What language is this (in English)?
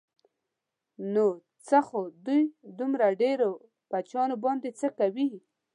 Pashto